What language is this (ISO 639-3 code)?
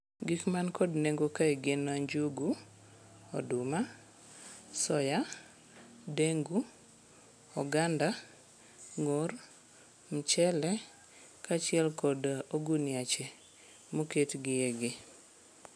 luo